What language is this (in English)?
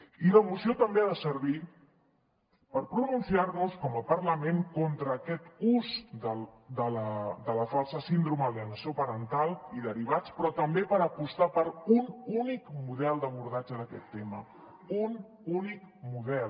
Catalan